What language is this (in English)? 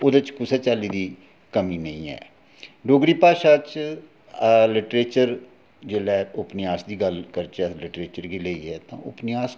Dogri